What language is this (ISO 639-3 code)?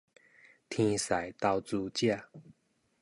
nan